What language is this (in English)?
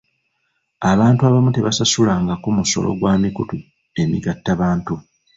Ganda